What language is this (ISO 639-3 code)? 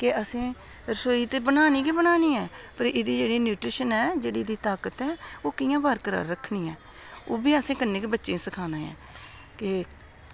doi